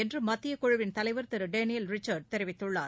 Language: Tamil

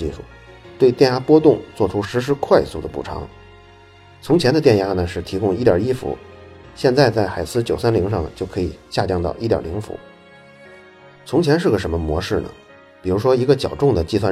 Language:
Chinese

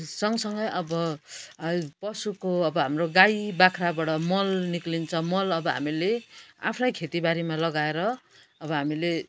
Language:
Nepali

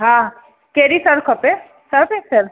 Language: Sindhi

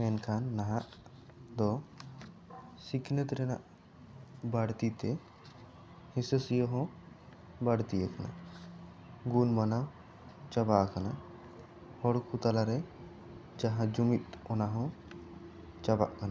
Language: Santali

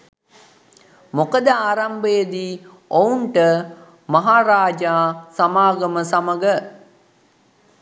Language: Sinhala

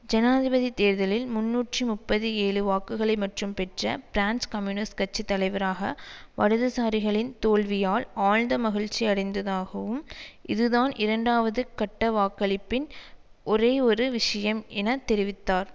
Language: Tamil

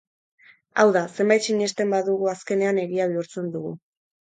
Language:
Basque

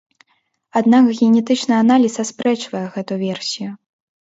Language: Belarusian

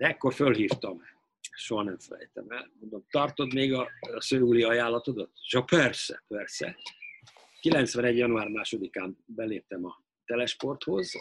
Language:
Hungarian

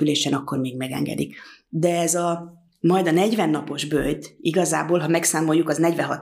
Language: Hungarian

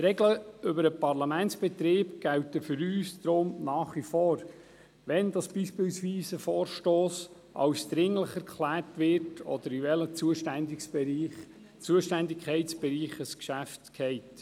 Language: Swiss German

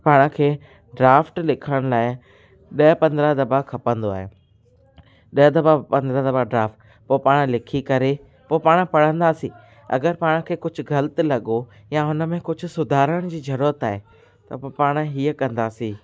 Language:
Sindhi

